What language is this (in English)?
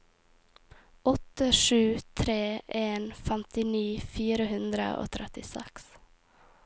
Norwegian